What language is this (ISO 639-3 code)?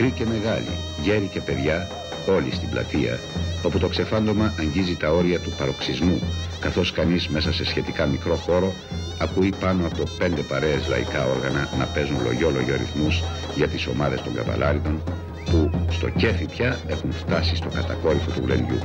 ell